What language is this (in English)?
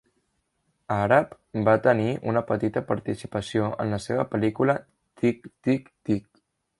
Catalan